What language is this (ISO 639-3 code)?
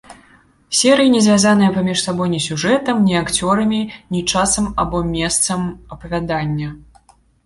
bel